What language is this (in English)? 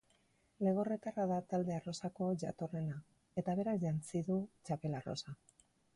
Basque